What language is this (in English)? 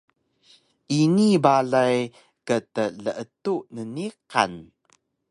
Taroko